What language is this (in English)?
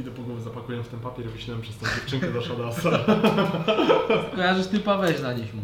Polish